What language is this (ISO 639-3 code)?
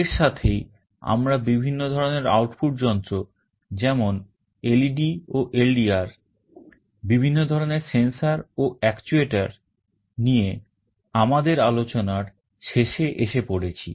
ben